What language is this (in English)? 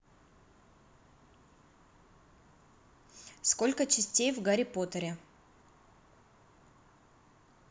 Russian